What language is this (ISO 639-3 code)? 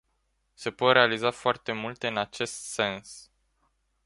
ron